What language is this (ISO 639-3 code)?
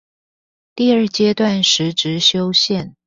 zho